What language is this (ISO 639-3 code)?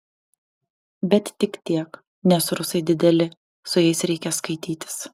lit